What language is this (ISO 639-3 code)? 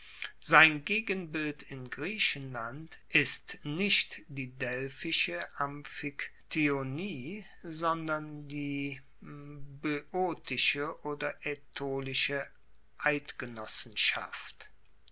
deu